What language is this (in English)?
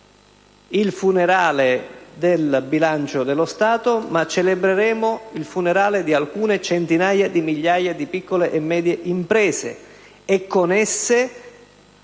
Italian